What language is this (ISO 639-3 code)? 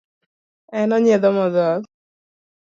luo